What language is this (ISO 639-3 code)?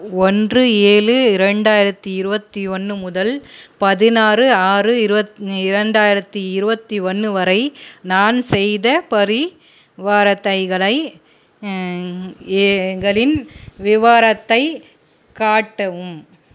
tam